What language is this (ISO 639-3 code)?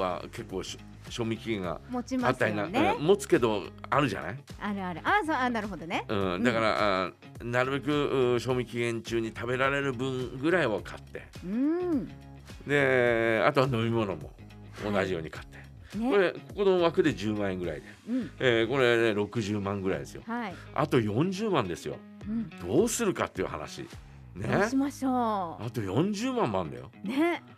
jpn